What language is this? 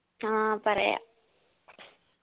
Malayalam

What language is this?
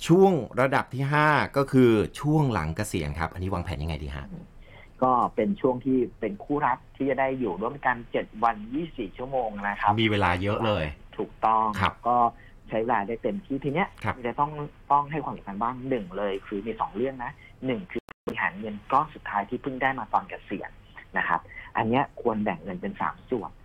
Thai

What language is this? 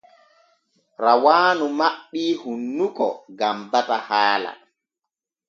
Borgu Fulfulde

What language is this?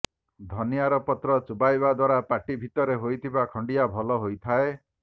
Odia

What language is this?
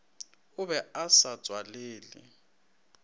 Northern Sotho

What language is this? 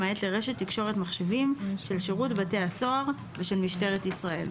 Hebrew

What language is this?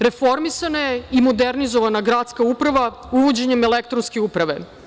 Serbian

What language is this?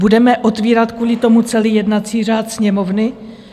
Czech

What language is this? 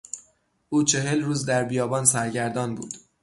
Persian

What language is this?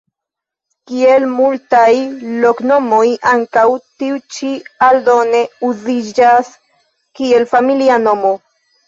Esperanto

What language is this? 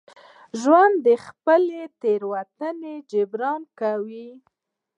Pashto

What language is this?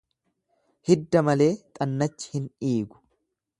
Oromo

